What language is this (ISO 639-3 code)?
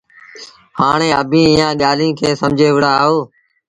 sbn